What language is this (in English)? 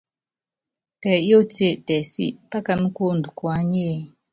Yangben